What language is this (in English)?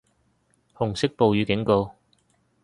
Cantonese